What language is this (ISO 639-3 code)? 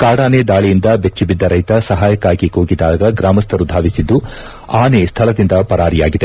kan